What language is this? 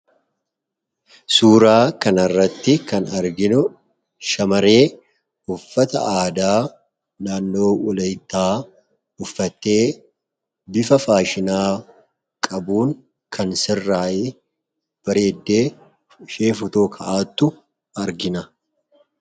Oromo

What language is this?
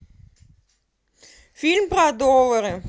Russian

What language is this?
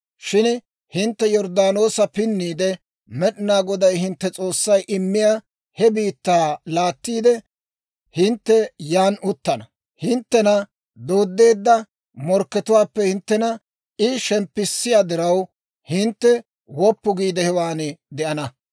Dawro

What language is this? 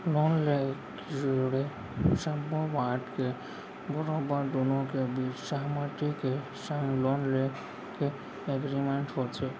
Chhattisgarhi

